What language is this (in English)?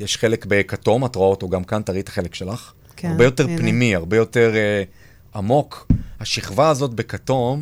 Hebrew